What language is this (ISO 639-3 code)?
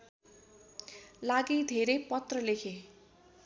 nep